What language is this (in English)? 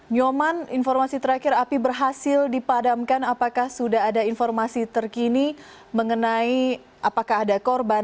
Indonesian